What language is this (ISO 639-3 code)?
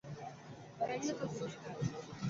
ben